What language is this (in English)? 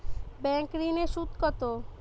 Bangla